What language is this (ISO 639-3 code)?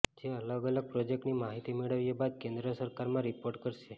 guj